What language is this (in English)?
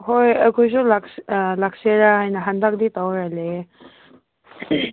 Manipuri